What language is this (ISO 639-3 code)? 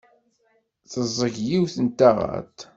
kab